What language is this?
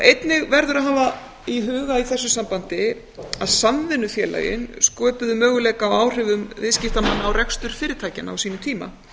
Icelandic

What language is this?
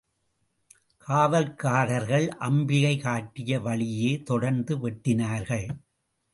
Tamil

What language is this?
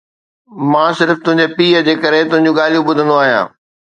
Sindhi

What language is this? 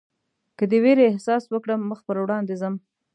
Pashto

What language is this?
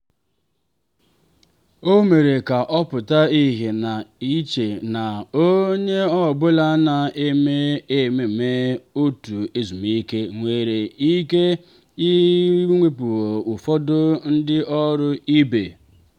Igbo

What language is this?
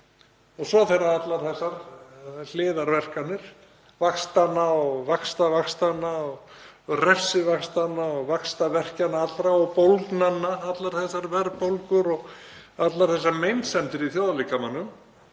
Icelandic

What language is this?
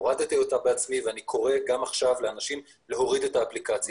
Hebrew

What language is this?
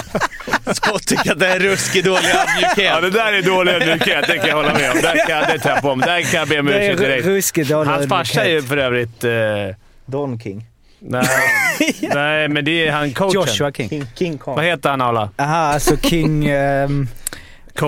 Swedish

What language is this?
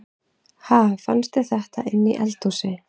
Icelandic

